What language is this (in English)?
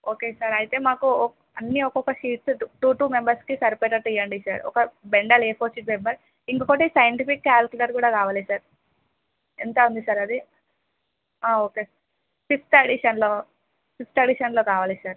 Telugu